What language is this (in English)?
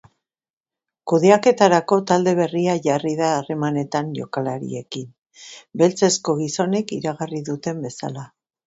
Basque